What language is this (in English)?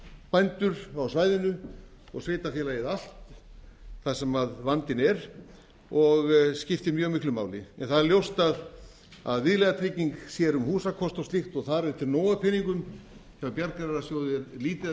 Icelandic